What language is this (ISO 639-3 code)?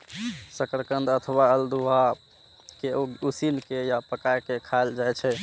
mai